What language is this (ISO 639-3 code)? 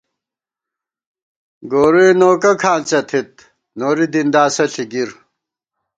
gwt